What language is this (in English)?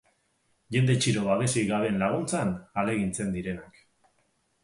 Basque